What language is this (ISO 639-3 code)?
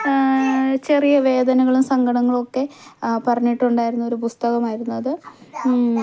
mal